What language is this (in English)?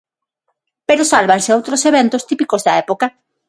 Galician